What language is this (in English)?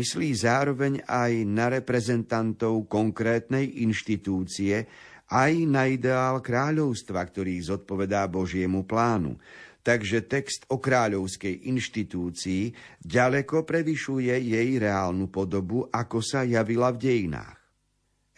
Slovak